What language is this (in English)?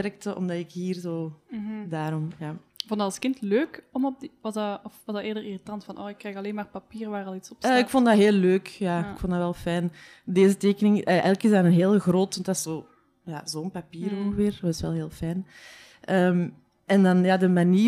Dutch